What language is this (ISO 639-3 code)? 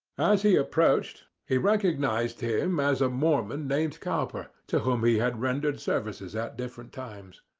eng